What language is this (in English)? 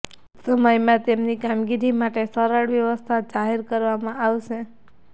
Gujarati